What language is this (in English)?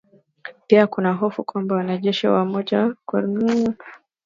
Swahili